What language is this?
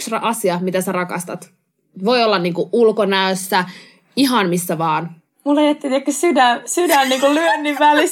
Finnish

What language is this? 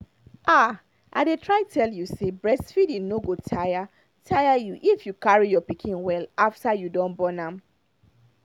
Nigerian Pidgin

